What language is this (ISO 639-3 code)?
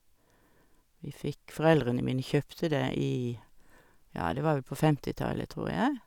nor